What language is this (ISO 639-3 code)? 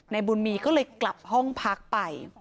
tha